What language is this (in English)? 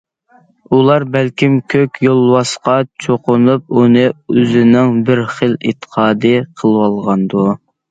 Uyghur